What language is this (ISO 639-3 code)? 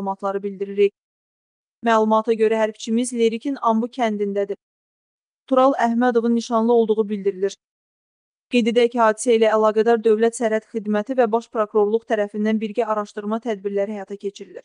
tur